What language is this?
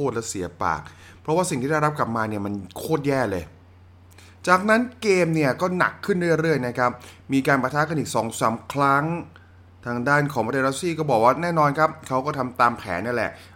Thai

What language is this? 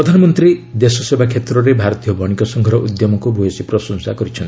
Odia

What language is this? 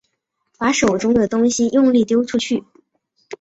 Chinese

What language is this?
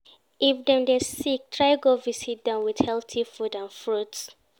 Nigerian Pidgin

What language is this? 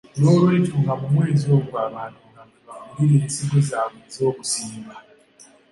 Ganda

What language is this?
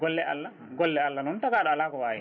Fula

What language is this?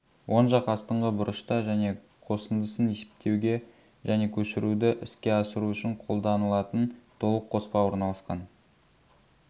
Kazakh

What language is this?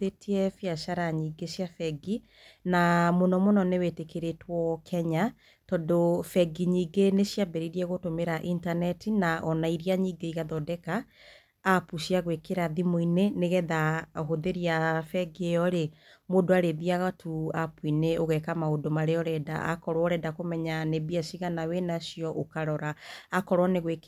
Kikuyu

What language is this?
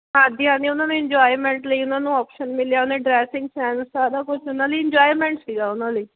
Punjabi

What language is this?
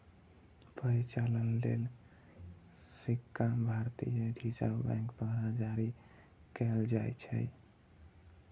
Maithili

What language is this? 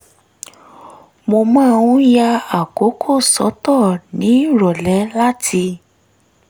Yoruba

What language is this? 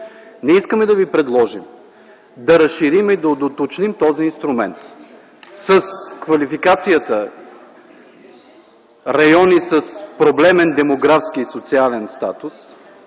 Bulgarian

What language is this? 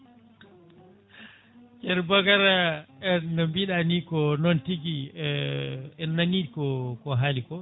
Fula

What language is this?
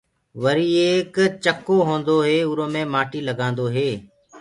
Gurgula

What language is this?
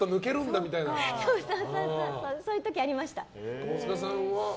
Japanese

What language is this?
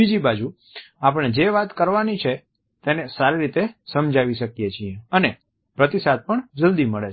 Gujarati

